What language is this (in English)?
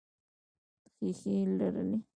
Pashto